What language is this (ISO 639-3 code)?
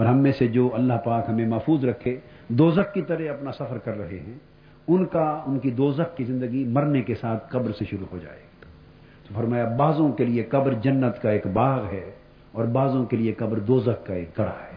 urd